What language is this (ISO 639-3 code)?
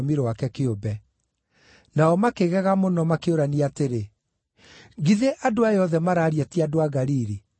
kik